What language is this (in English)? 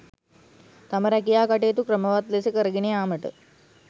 Sinhala